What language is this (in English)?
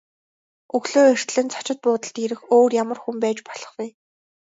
Mongolian